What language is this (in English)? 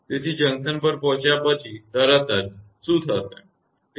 Gujarati